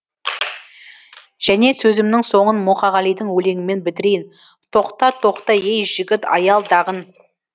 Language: Kazakh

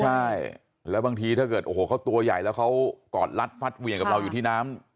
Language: Thai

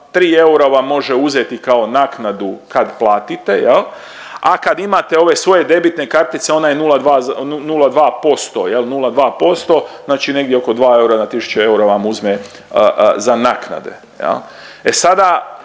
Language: Croatian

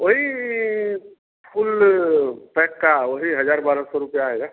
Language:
Hindi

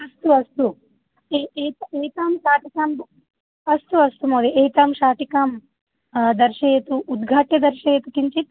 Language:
Sanskrit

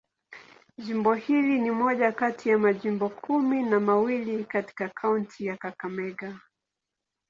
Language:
Swahili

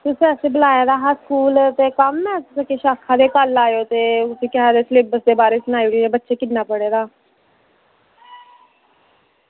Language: Dogri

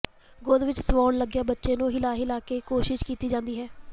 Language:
Punjabi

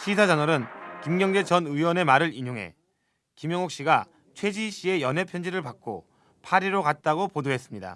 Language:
Korean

